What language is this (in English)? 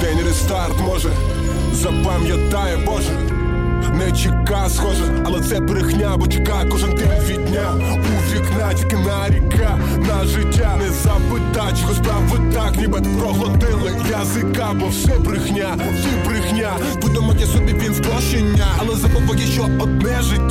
Ukrainian